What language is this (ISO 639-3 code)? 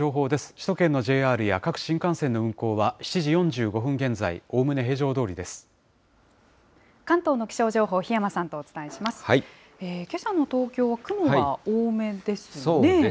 jpn